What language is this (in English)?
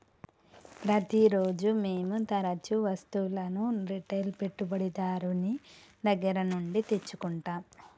Telugu